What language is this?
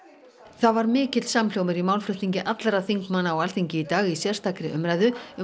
Icelandic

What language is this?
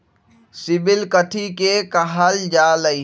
Magahi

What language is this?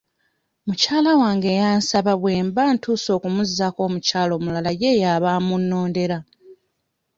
Ganda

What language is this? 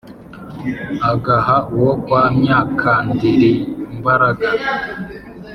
Kinyarwanda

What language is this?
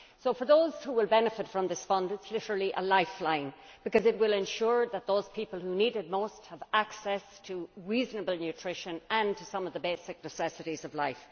English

